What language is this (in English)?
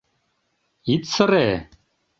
Mari